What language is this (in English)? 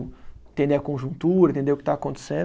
Portuguese